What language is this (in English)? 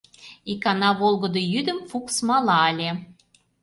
Mari